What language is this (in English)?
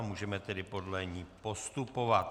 Czech